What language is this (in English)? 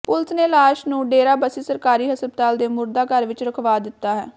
Punjabi